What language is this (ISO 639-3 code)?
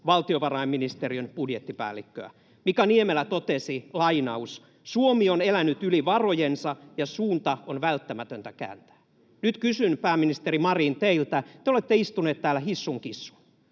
fin